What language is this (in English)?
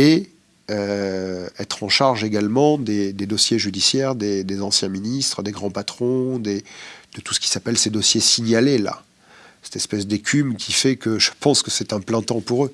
French